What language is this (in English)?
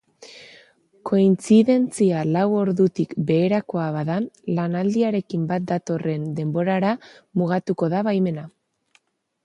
Basque